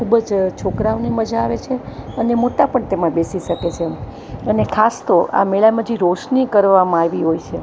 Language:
Gujarati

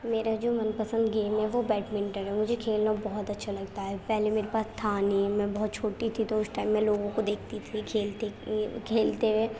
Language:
Urdu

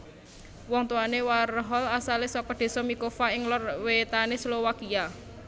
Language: Javanese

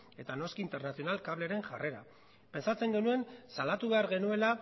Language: Basque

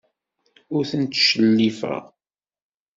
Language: Kabyle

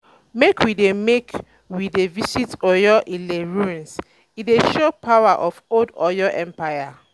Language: Nigerian Pidgin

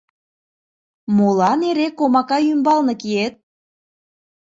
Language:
Mari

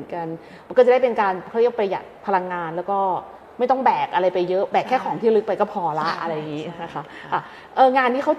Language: Thai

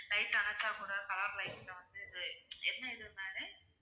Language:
Tamil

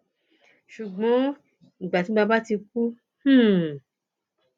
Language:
Yoruba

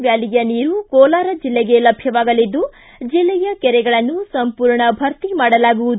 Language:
Kannada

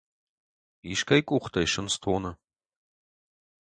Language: Ossetic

